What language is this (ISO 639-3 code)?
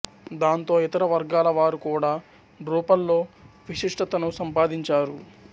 tel